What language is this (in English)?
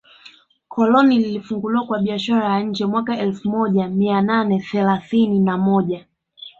Swahili